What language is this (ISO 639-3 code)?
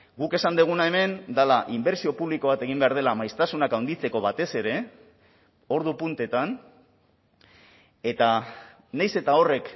eus